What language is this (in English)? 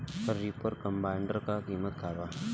Bhojpuri